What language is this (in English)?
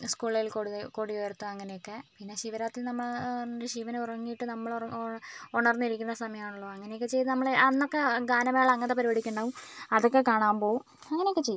Malayalam